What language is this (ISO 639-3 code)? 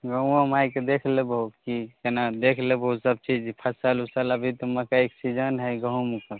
mai